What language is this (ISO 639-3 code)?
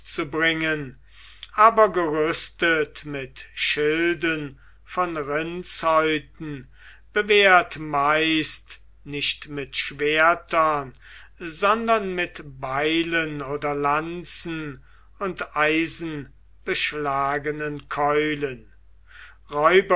deu